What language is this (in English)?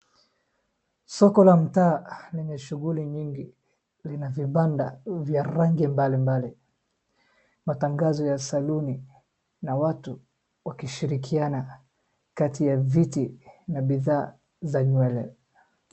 Swahili